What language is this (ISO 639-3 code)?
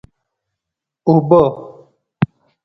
pus